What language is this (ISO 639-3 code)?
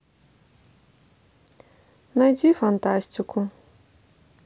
rus